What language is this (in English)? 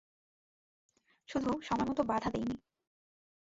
Bangla